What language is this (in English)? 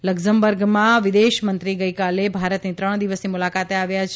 Gujarati